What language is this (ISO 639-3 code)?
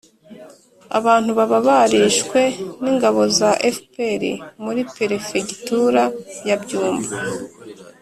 kin